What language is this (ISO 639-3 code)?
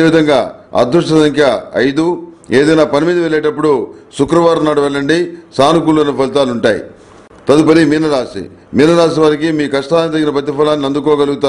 tel